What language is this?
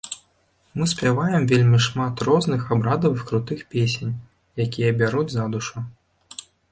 Belarusian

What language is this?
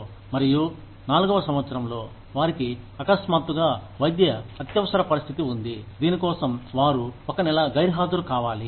Telugu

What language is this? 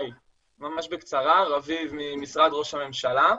Hebrew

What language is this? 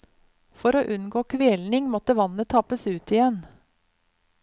Norwegian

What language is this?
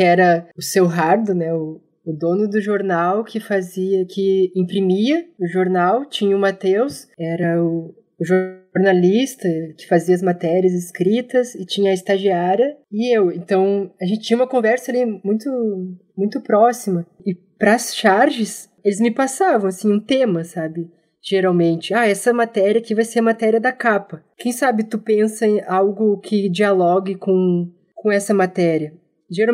Portuguese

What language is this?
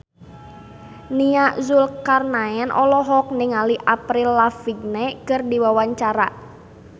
Sundanese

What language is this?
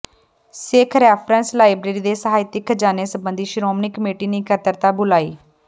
Punjabi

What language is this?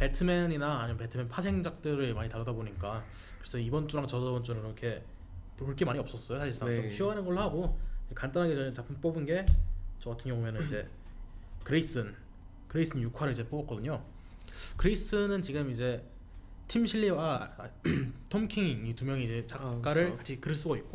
Korean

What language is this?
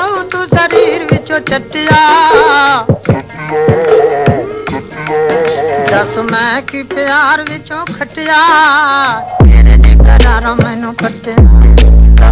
Indonesian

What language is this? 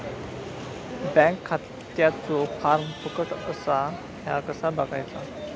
Marathi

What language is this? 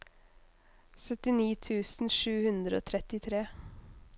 Norwegian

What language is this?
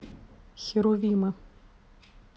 Russian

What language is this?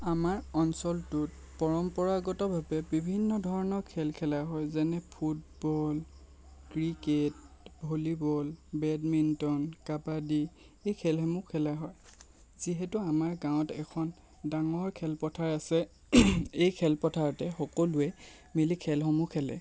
Assamese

